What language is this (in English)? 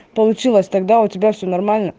Russian